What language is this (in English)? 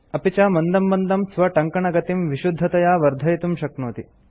Sanskrit